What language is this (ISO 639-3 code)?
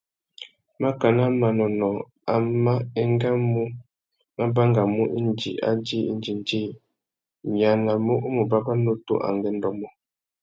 bag